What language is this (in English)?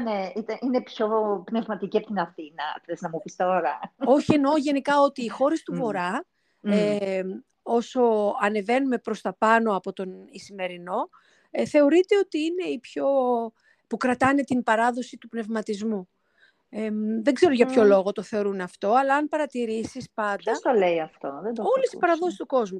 Greek